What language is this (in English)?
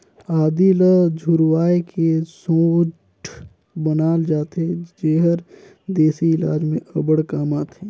Chhattisgarhi